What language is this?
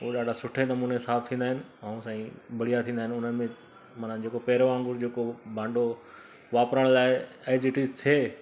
Sindhi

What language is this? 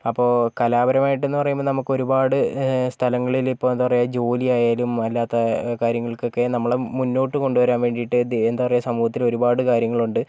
Malayalam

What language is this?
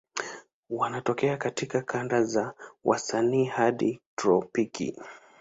Swahili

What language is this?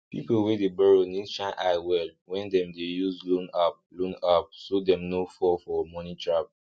Nigerian Pidgin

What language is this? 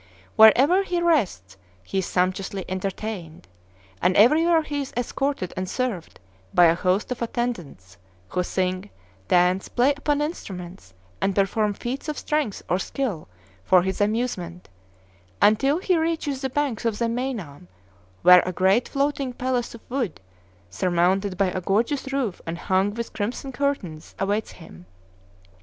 English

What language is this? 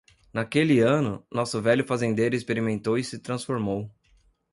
Portuguese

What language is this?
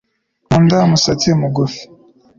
Kinyarwanda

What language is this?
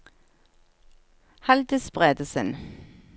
Norwegian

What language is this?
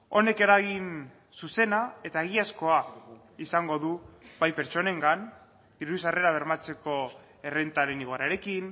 Basque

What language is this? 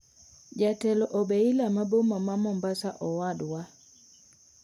Luo (Kenya and Tanzania)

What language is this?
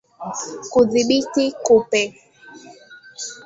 Swahili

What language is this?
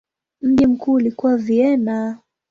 Swahili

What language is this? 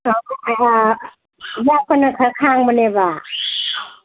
Manipuri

